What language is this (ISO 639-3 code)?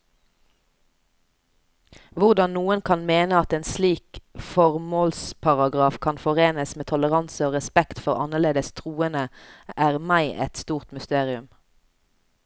nor